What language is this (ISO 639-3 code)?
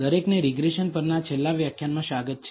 guj